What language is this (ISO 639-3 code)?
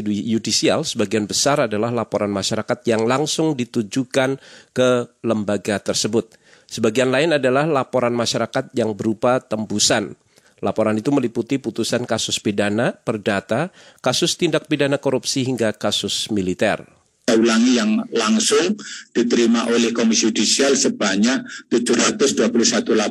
ind